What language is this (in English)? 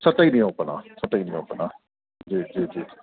Sindhi